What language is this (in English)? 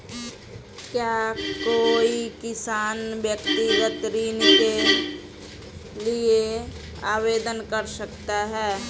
Hindi